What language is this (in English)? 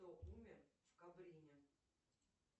Russian